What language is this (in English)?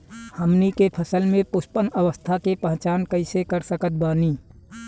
Bhojpuri